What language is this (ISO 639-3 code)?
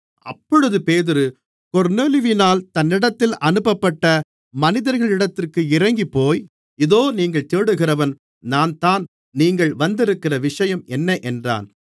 tam